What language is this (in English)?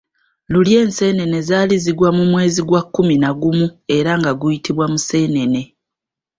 Ganda